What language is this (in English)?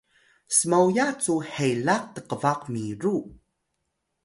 Atayal